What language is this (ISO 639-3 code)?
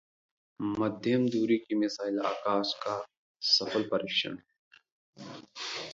hin